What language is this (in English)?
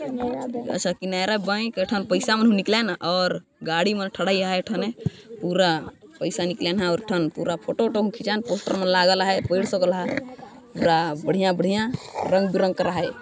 Sadri